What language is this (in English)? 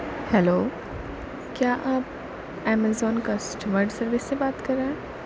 Urdu